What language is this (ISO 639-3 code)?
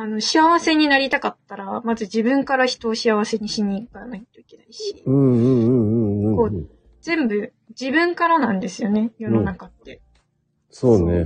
jpn